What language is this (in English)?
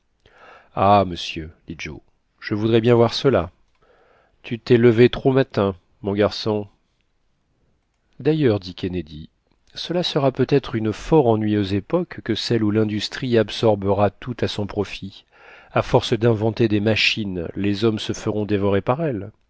French